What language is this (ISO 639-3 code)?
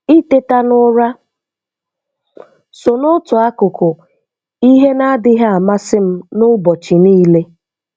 ibo